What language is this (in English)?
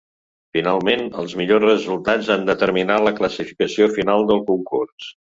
Catalan